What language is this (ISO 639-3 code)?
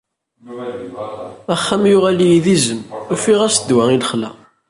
kab